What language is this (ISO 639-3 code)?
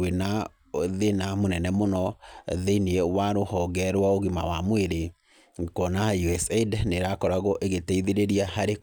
kik